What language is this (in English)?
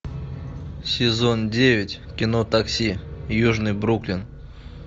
Russian